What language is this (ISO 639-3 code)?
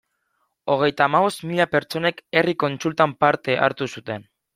eus